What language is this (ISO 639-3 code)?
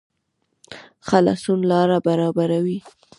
pus